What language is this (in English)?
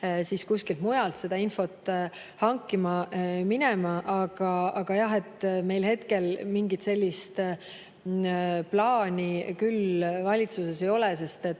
Estonian